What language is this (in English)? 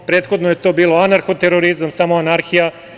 Serbian